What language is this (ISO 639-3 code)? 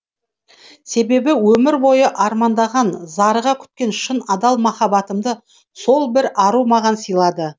kaz